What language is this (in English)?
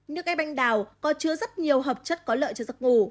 Vietnamese